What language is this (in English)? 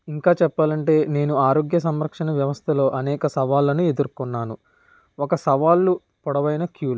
Telugu